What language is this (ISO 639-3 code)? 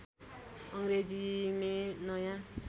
nep